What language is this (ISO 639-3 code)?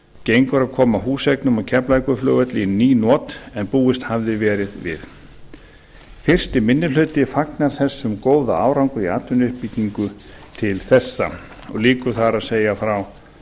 isl